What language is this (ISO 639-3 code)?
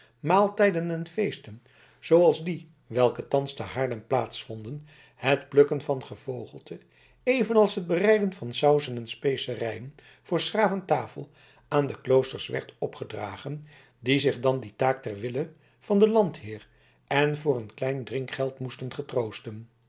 nld